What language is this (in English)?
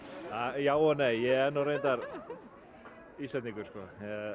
Icelandic